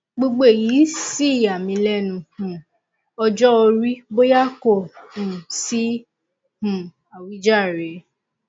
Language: Yoruba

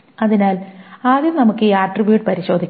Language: Malayalam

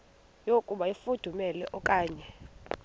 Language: Xhosa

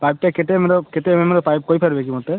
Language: Odia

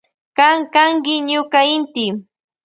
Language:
Loja Highland Quichua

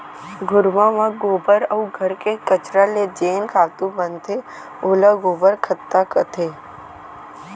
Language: Chhattisgarhi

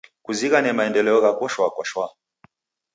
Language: Taita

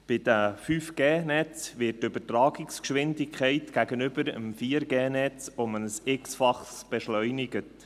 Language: Swiss German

